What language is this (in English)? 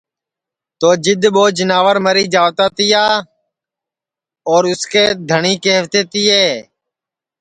Sansi